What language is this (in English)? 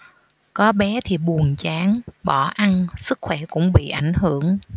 Vietnamese